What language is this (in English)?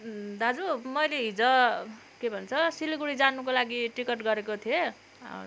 Nepali